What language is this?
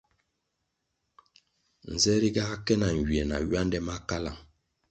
Kwasio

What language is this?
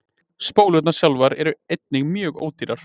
Icelandic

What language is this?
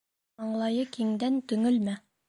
Bashkir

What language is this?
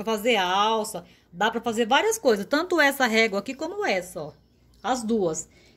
Portuguese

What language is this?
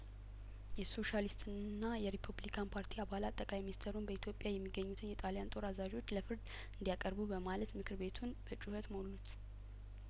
Amharic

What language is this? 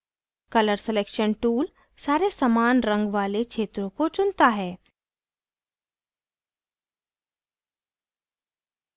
Hindi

